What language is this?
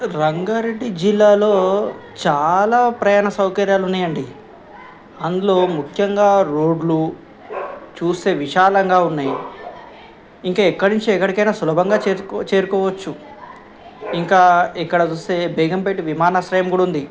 Telugu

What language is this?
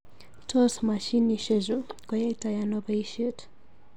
Kalenjin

